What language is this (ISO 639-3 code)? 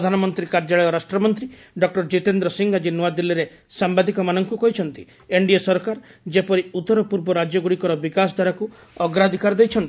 ori